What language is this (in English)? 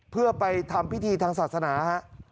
Thai